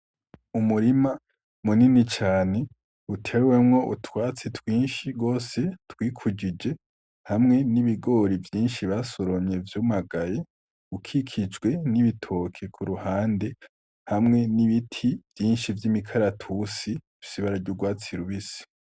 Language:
Rundi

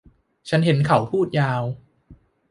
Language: Thai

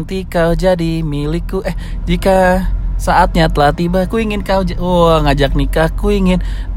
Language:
Indonesian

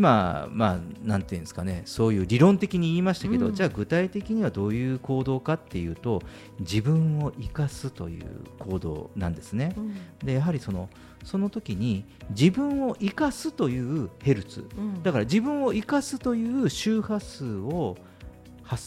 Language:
Japanese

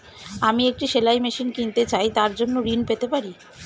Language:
Bangla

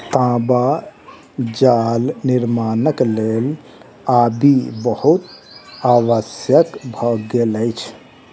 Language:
Maithili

